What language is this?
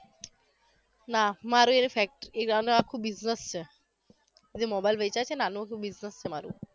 Gujarati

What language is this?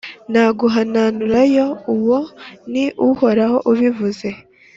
Kinyarwanda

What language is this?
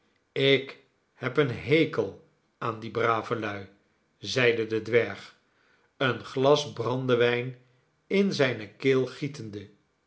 Dutch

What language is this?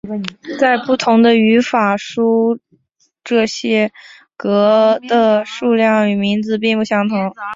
Chinese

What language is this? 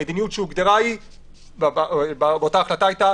Hebrew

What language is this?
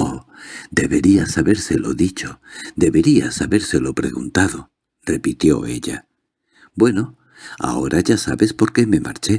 Spanish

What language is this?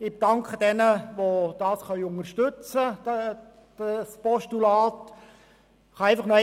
Swiss German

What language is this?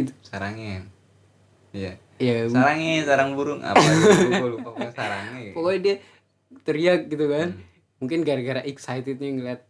Indonesian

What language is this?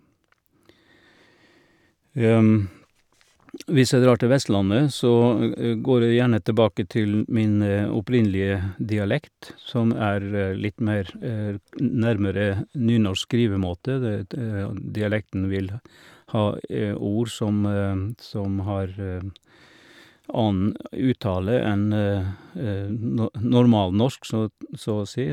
Norwegian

